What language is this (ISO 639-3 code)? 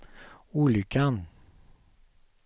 swe